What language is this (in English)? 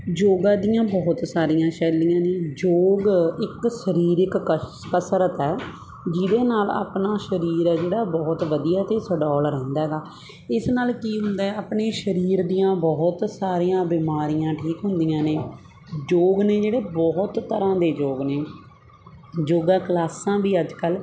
Punjabi